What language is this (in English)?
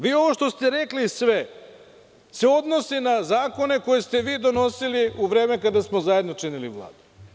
Serbian